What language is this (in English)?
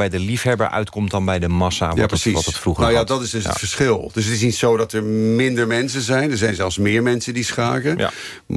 Dutch